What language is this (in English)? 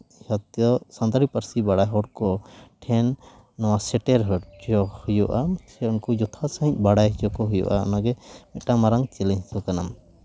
Santali